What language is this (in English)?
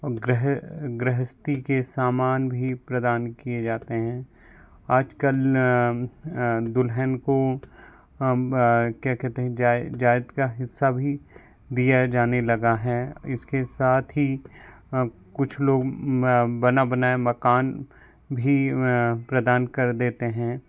Hindi